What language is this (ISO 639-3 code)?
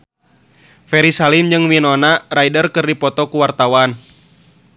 sun